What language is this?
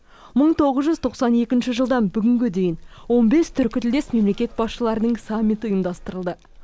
Kazakh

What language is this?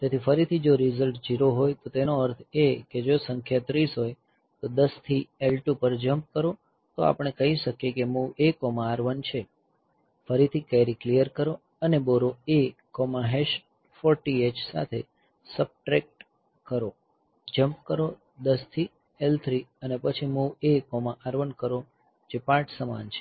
Gujarati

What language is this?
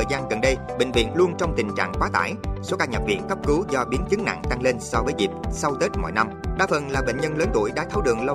Vietnamese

